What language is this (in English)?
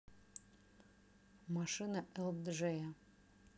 Russian